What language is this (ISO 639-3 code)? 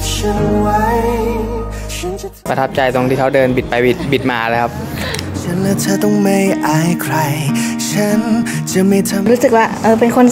tha